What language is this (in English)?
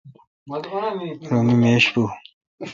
Kalkoti